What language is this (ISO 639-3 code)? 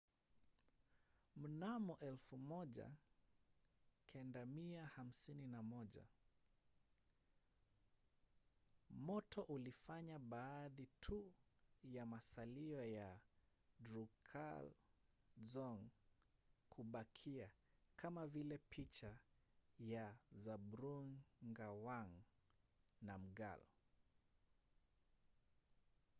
swa